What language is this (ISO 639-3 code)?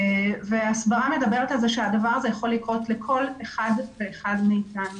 heb